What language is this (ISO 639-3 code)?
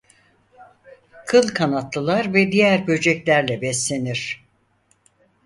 tur